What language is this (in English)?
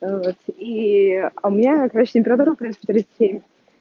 Russian